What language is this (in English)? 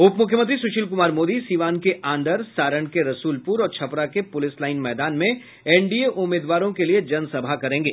Hindi